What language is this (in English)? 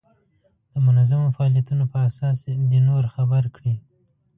Pashto